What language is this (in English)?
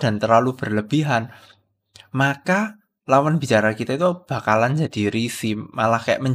Indonesian